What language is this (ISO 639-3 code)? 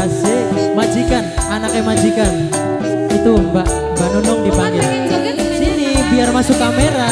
ind